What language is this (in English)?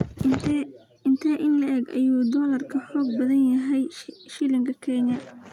Somali